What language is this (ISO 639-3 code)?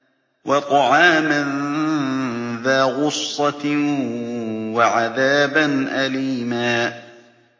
ara